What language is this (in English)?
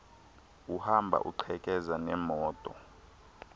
Xhosa